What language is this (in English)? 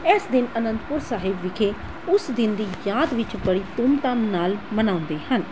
Punjabi